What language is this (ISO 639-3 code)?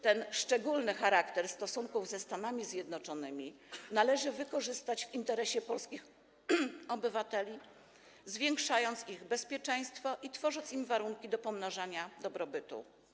pol